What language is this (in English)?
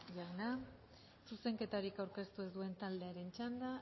Basque